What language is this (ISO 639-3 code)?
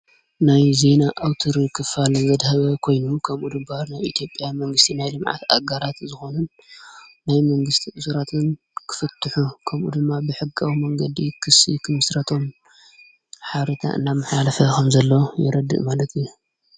tir